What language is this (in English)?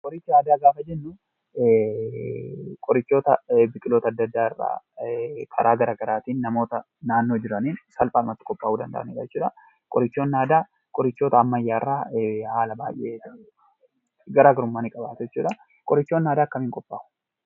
Oromo